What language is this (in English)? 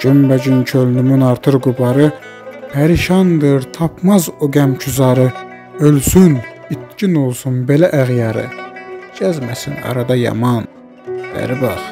Turkish